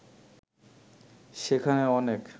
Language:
Bangla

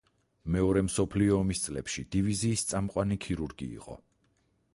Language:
Georgian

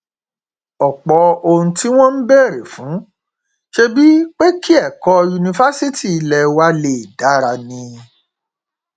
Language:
Yoruba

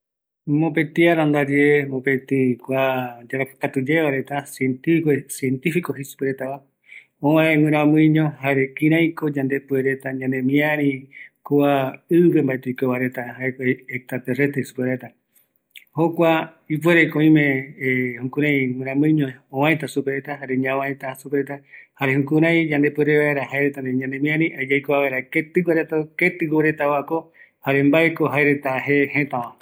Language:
Eastern Bolivian Guaraní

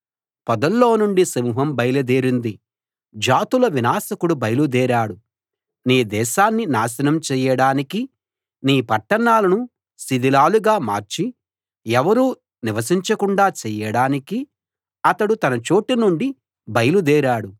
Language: Telugu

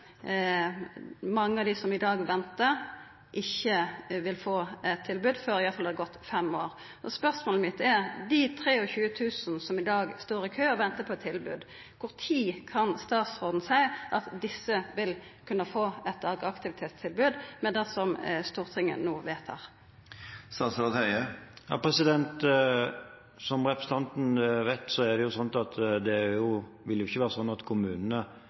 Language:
Norwegian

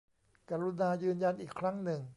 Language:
Thai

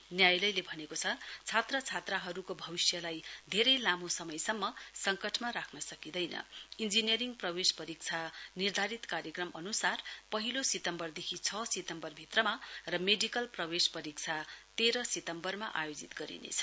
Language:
Nepali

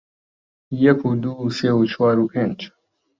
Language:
Central Kurdish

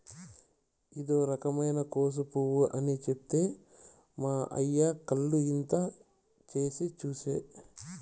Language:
Telugu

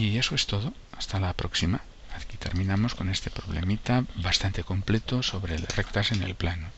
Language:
Spanish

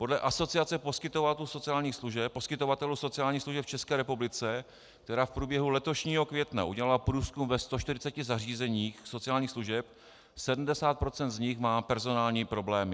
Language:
Czech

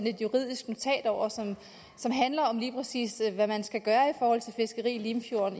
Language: Danish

